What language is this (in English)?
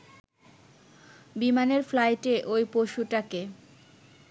Bangla